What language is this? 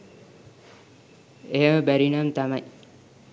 Sinhala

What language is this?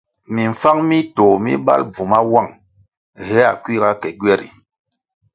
Kwasio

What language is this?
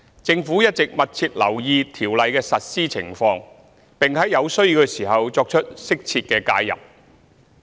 Cantonese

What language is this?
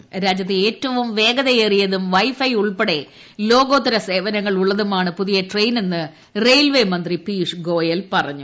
Malayalam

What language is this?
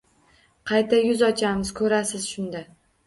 Uzbek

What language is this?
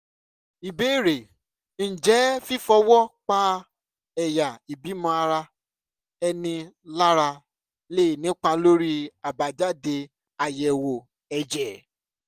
Yoruba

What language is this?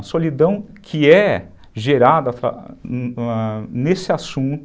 Portuguese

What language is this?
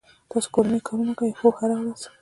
Pashto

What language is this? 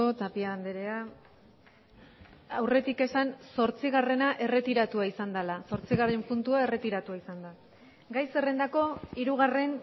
Basque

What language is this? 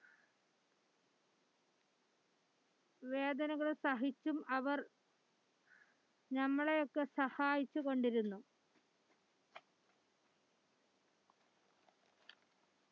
Malayalam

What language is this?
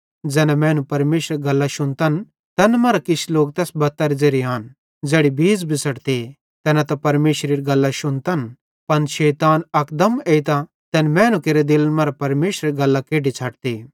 Bhadrawahi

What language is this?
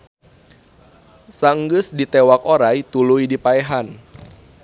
Sundanese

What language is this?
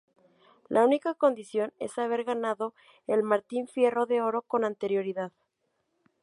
Spanish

